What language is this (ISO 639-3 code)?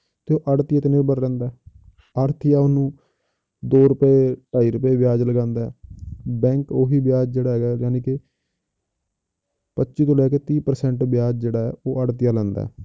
pan